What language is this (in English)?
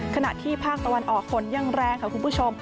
Thai